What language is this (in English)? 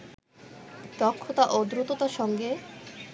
Bangla